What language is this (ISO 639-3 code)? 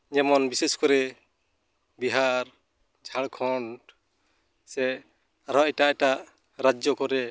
sat